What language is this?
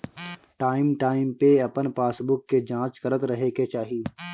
Bhojpuri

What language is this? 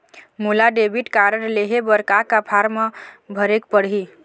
Chhattisgarhi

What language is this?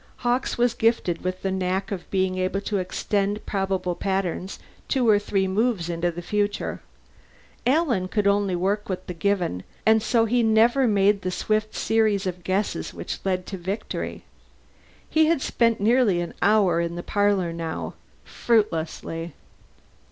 English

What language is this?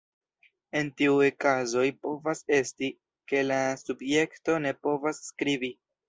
Esperanto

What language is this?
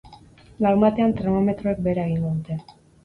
Basque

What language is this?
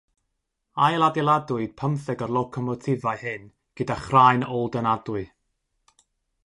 Welsh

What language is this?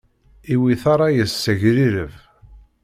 Kabyle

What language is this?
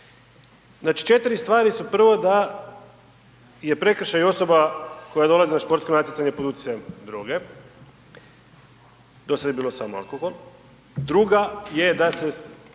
Croatian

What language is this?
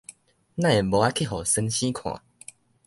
Min Nan Chinese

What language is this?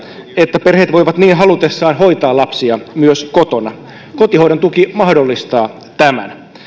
Finnish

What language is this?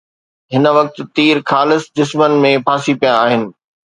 Sindhi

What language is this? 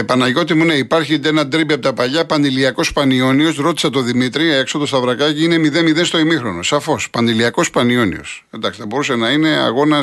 Greek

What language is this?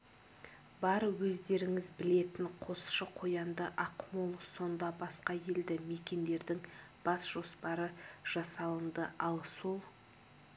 Kazakh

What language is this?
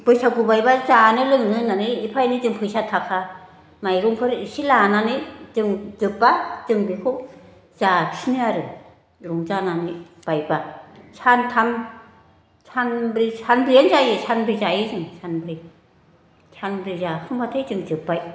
Bodo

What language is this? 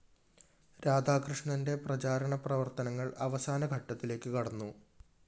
Malayalam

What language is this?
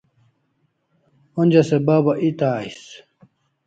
Kalasha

